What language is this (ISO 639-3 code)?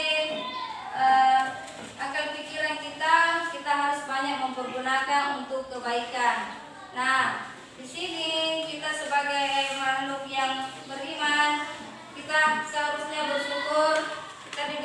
ind